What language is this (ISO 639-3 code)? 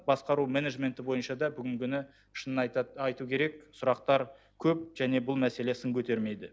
kaz